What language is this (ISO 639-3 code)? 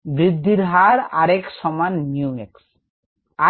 ben